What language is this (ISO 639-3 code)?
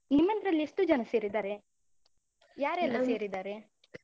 kan